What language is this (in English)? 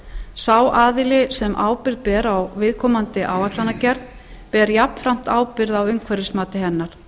Icelandic